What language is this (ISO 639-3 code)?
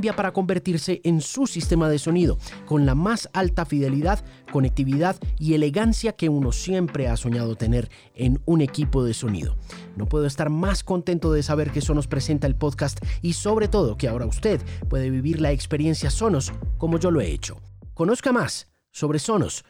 spa